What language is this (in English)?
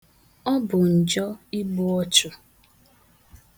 Igbo